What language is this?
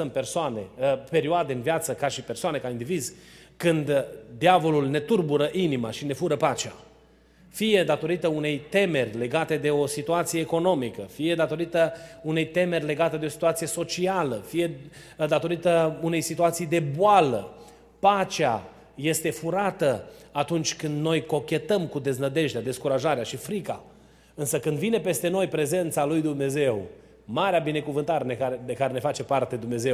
Romanian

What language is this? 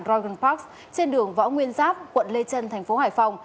Vietnamese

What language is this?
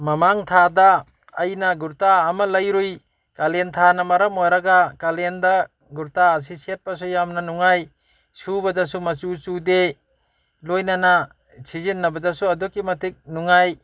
Manipuri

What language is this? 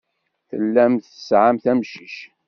Kabyle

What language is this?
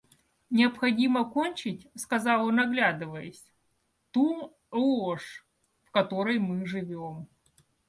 Russian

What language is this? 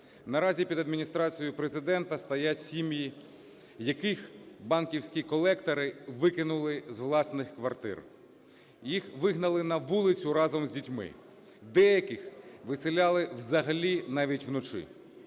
Ukrainian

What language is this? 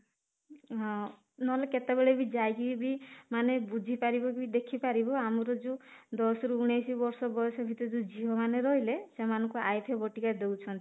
Odia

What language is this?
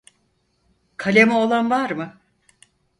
Turkish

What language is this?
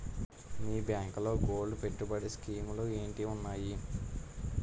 Telugu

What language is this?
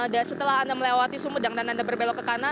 Indonesian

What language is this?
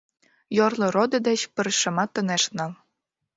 Mari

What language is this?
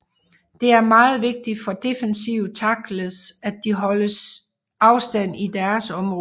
Danish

